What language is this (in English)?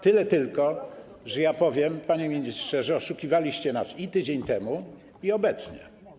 Polish